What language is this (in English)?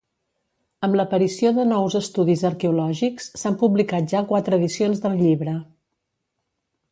Catalan